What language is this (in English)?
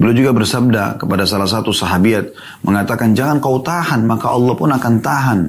Indonesian